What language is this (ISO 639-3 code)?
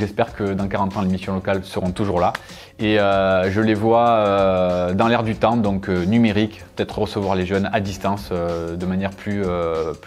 fra